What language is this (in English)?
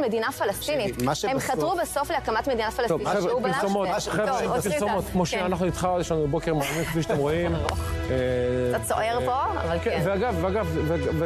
Hebrew